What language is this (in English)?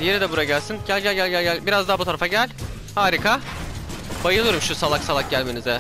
Turkish